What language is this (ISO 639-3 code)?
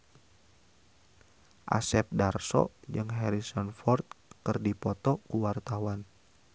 sun